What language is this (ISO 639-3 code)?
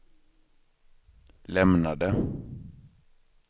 swe